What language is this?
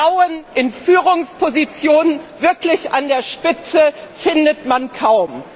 German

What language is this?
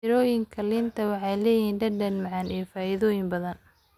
Somali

